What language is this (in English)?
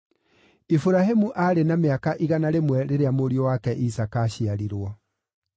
Kikuyu